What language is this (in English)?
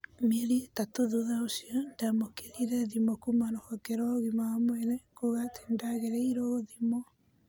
Kikuyu